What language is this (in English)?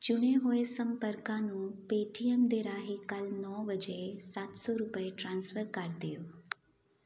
Punjabi